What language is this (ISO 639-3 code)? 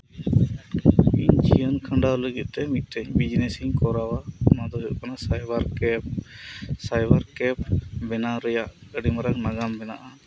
sat